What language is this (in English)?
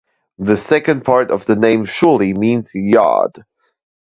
English